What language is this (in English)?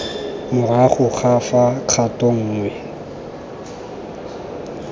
Tswana